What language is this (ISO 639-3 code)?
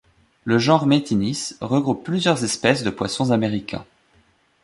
fra